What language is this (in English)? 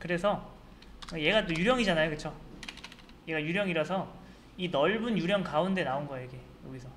Korean